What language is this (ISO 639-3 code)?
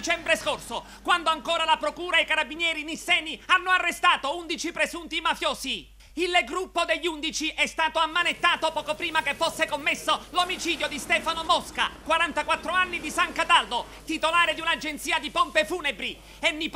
ita